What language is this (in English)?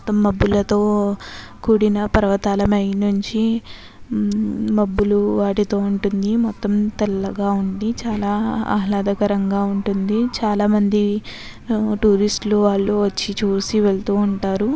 Telugu